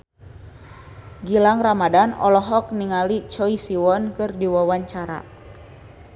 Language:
Sundanese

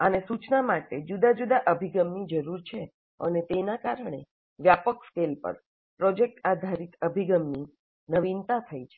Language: Gujarati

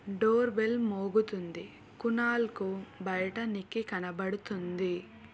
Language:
Telugu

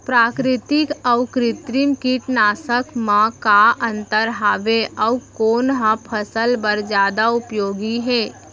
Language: Chhattisgarhi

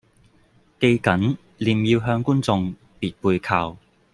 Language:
Cantonese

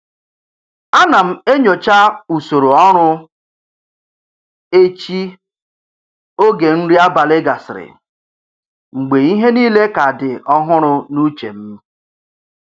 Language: Igbo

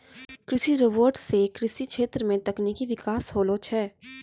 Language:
Maithili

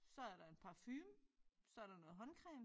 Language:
Danish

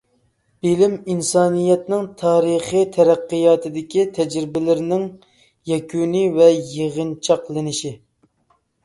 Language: Uyghur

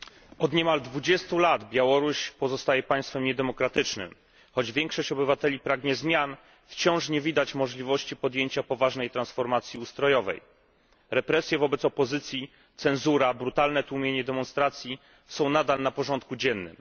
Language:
Polish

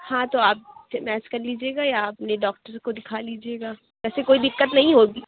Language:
Urdu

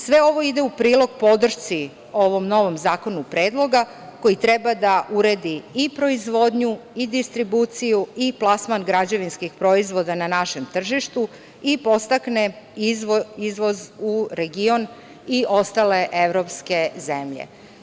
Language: Serbian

